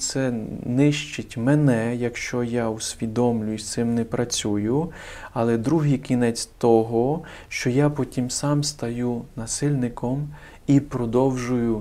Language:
Ukrainian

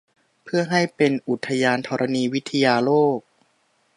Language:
Thai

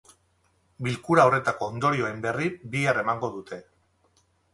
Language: Basque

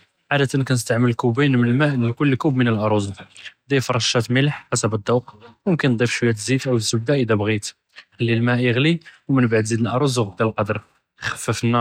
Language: Judeo-Arabic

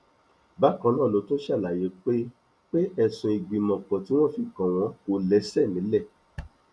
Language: Yoruba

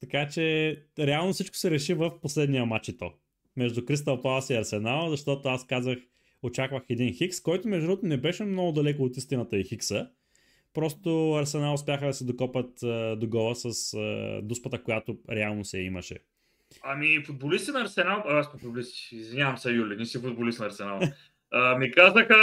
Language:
Bulgarian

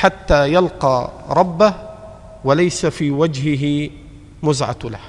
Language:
Arabic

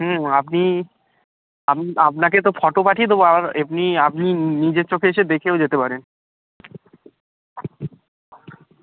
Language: Bangla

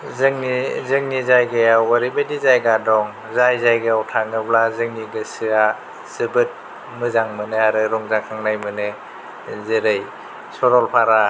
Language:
Bodo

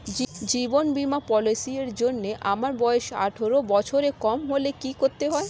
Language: Bangla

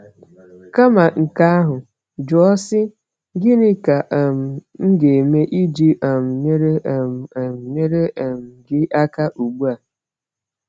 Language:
Igbo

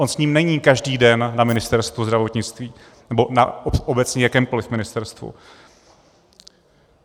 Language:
Czech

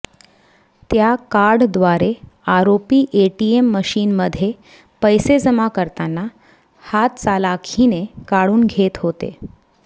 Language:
Marathi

